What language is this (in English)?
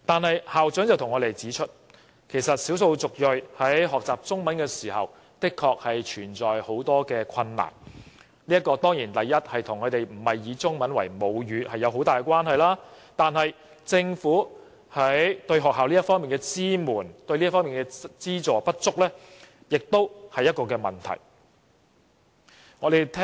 Cantonese